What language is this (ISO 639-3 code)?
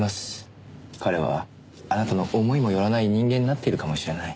jpn